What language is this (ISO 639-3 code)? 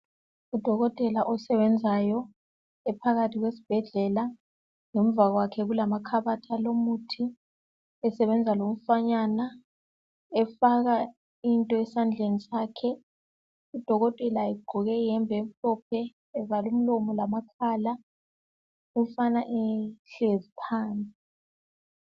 nde